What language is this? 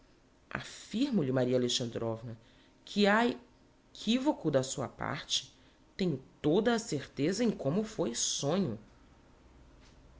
Portuguese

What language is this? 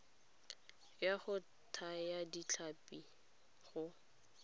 Tswana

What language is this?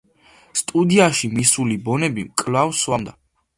Georgian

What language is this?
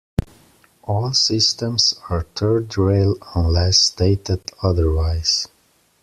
English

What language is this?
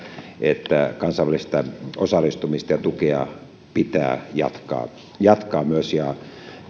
Finnish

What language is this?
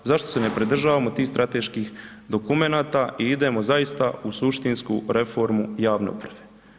Croatian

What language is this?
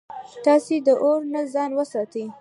Pashto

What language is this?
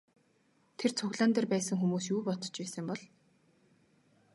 Mongolian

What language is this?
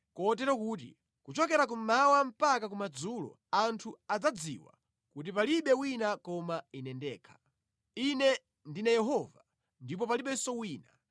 Nyanja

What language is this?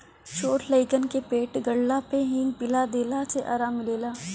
Bhojpuri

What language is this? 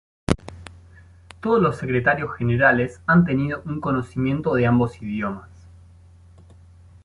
Spanish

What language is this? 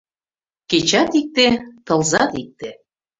Mari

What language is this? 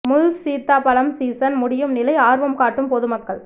Tamil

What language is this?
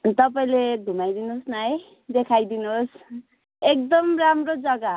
Nepali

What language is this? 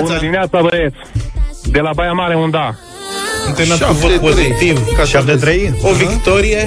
Romanian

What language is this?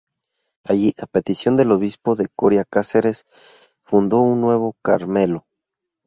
Spanish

